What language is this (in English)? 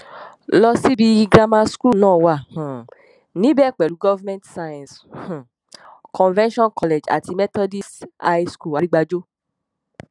Yoruba